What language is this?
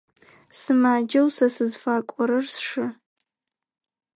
Adyghe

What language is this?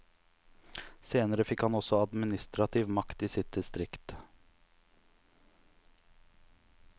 Norwegian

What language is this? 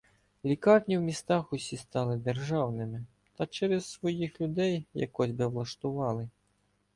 Ukrainian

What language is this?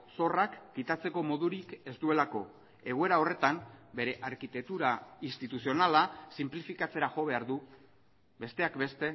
Basque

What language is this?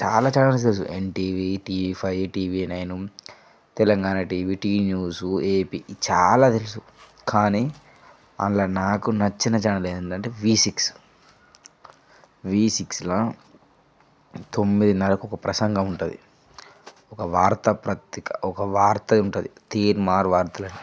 Telugu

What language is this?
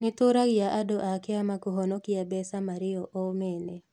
Kikuyu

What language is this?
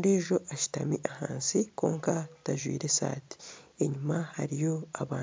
Nyankole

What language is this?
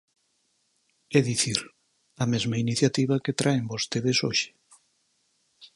Galician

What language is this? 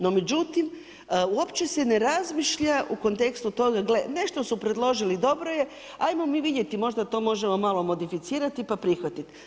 Croatian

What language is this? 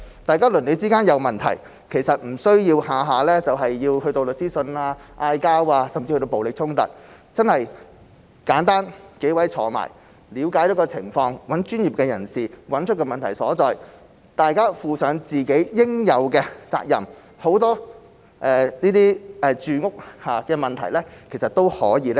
Cantonese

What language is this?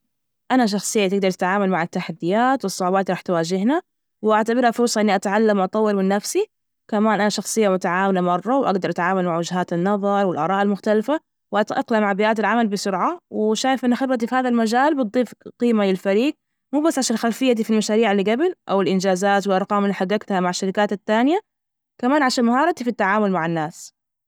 Najdi Arabic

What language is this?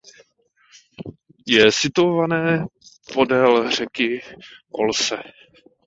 Czech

